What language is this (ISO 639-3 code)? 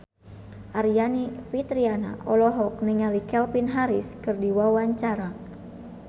sun